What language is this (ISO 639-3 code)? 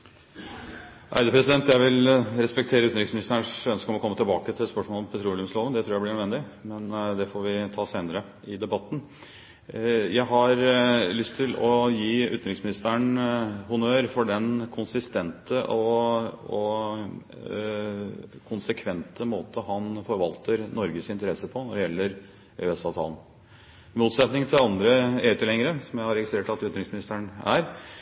nob